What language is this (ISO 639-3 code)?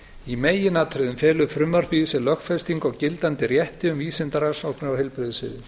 isl